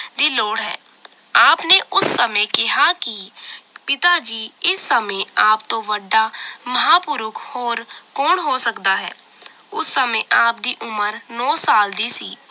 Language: Punjabi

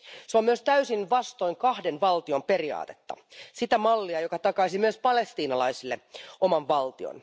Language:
Finnish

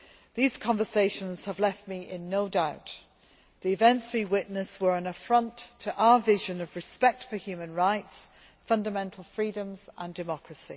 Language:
English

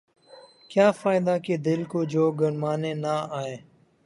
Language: Urdu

